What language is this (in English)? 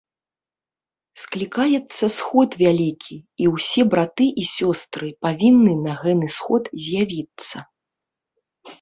Belarusian